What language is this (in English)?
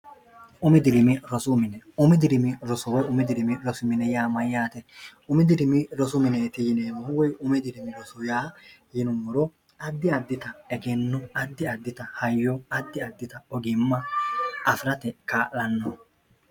Sidamo